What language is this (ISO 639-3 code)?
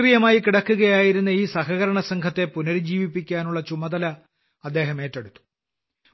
mal